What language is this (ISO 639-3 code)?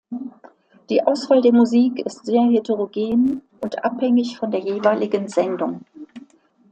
deu